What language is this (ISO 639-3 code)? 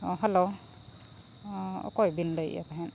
sat